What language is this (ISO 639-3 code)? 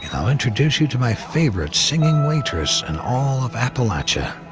eng